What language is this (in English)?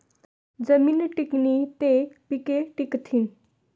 Marathi